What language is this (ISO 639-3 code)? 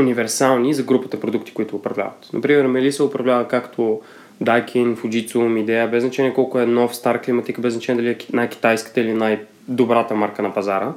bul